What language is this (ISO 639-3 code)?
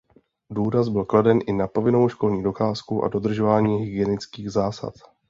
ces